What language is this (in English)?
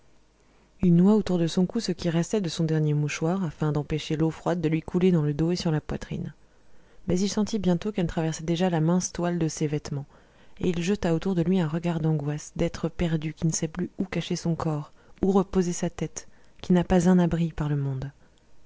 French